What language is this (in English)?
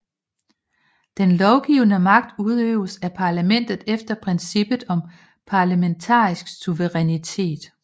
Danish